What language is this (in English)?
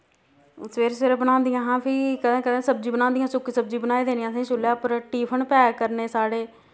Dogri